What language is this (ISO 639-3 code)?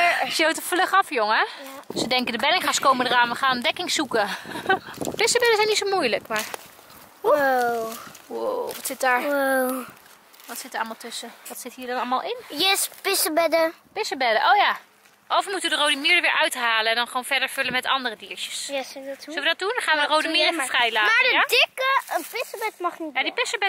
nld